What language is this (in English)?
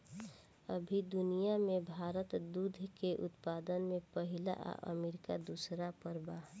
Bhojpuri